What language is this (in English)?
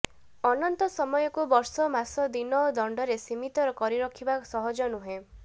Odia